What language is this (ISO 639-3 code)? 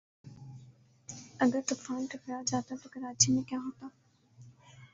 urd